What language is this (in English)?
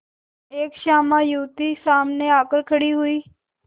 Hindi